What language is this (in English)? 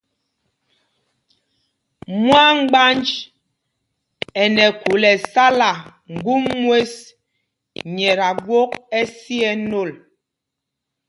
Mpumpong